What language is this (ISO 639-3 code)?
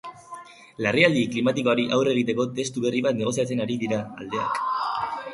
eus